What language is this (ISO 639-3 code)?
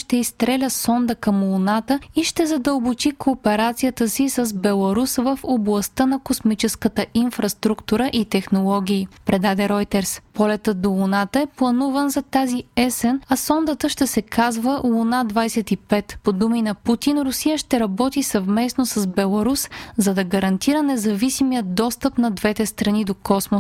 bul